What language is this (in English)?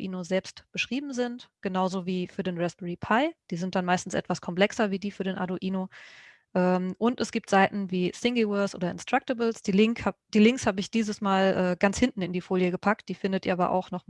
German